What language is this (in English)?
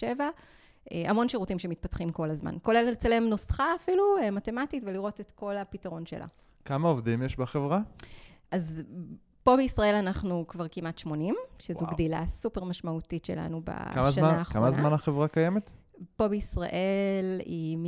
Hebrew